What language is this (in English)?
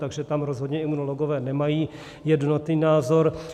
Czech